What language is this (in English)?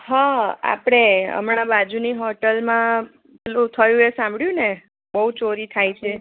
Gujarati